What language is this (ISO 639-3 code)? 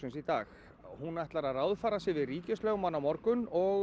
isl